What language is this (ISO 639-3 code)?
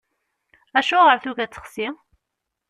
kab